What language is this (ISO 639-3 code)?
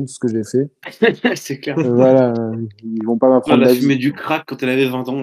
fra